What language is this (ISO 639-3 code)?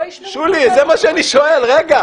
heb